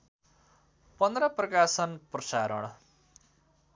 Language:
Nepali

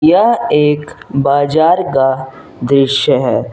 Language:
Hindi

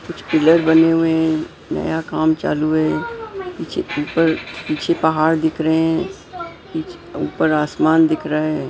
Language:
Hindi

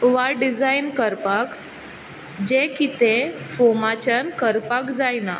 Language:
Konkani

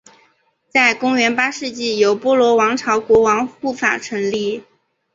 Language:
Chinese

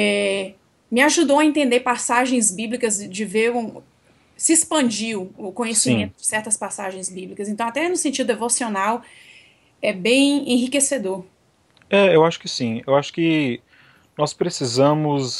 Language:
Portuguese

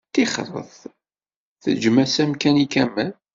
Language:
Kabyle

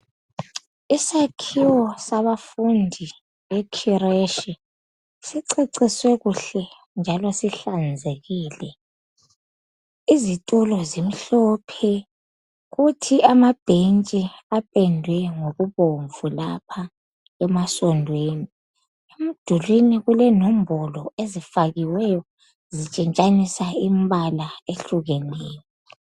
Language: North Ndebele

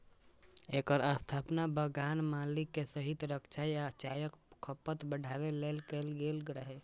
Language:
Maithili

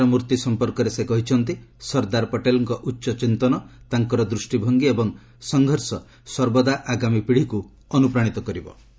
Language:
Odia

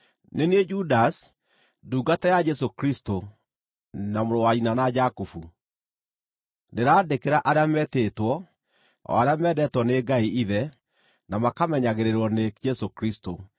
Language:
Kikuyu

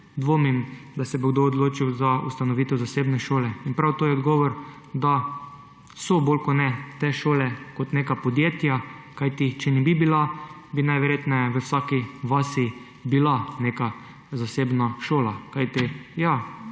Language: Slovenian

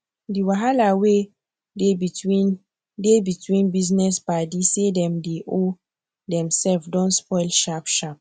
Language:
Nigerian Pidgin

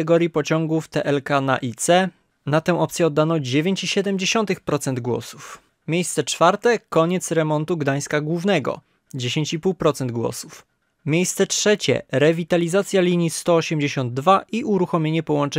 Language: Polish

